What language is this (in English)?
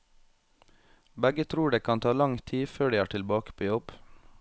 Norwegian